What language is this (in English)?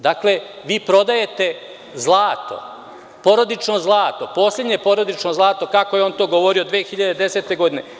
Serbian